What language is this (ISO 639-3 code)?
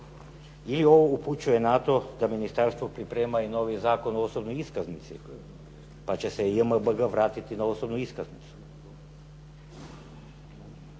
hrv